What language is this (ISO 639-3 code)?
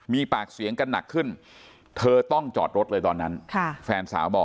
tha